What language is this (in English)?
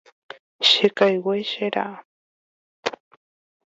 Guarani